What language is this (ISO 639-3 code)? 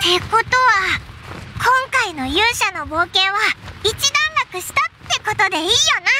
jpn